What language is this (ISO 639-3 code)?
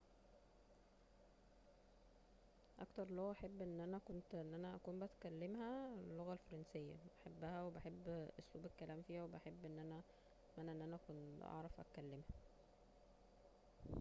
arz